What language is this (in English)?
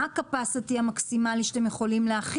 Hebrew